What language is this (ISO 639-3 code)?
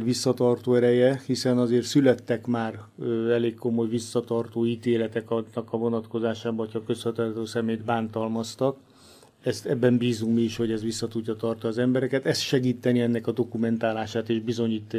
hun